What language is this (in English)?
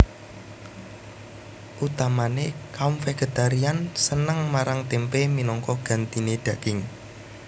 Javanese